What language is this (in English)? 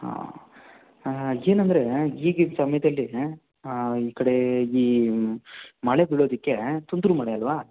Kannada